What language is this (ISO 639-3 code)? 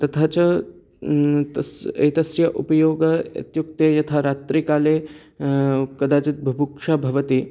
san